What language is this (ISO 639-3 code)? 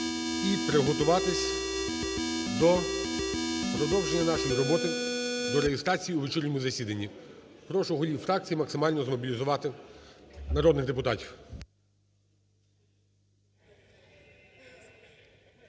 ukr